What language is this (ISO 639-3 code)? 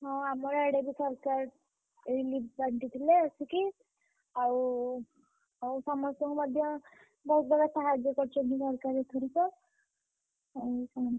ori